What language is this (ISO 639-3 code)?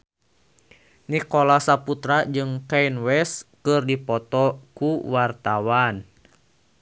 sun